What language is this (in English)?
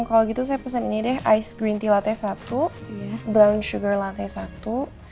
Indonesian